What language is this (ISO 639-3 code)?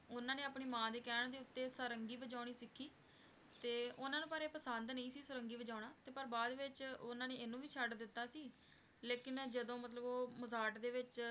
pan